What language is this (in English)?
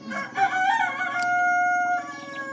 Wolof